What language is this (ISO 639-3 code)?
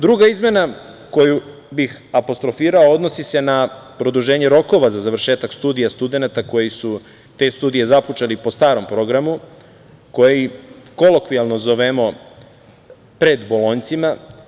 srp